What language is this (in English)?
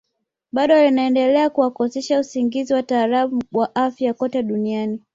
Swahili